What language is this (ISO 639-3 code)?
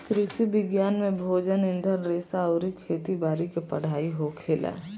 bho